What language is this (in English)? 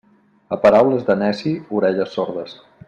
Catalan